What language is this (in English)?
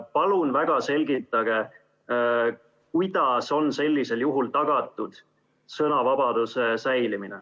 Estonian